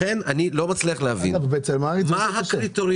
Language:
Hebrew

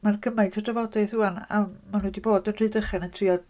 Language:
Welsh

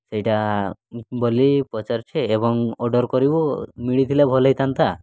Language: Odia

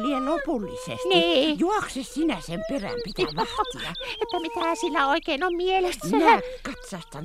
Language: Finnish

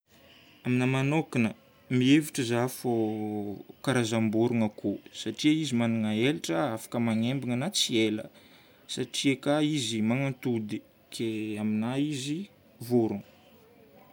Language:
Northern Betsimisaraka Malagasy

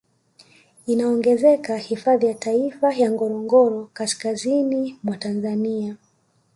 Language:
Swahili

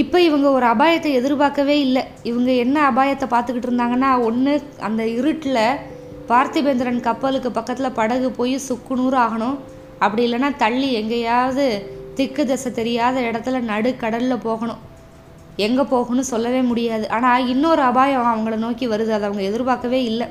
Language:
Tamil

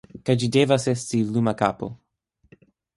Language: Esperanto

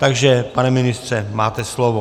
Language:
Czech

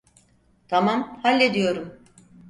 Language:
Turkish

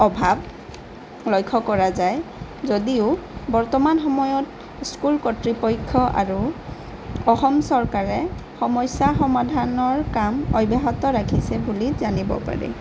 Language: Assamese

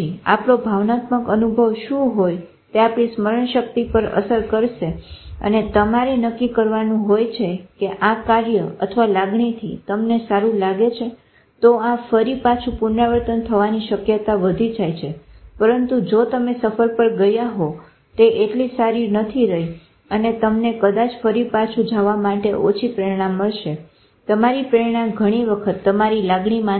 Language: Gujarati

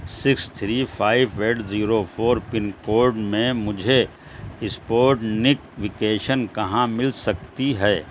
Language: Urdu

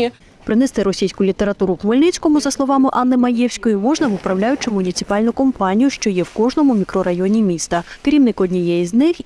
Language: Ukrainian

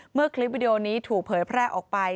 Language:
Thai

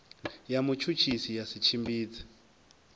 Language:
Venda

